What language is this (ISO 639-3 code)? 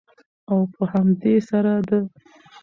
pus